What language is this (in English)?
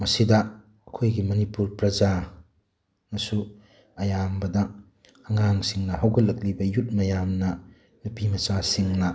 Manipuri